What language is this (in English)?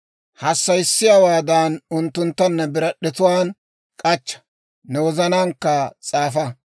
Dawro